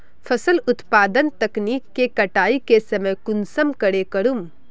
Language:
Magahi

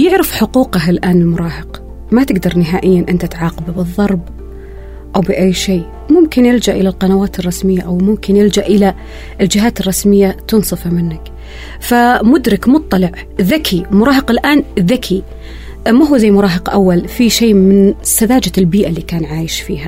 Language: Arabic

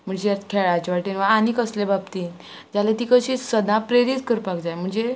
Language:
Konkani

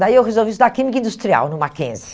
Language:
Portuguese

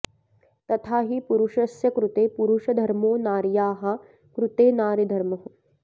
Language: Sanskrit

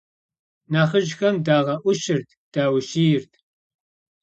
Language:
Kabardian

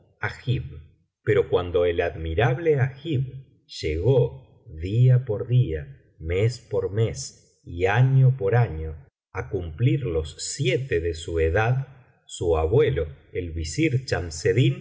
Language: Spanish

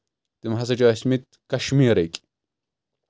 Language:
Kashmiri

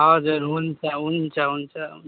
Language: Nepali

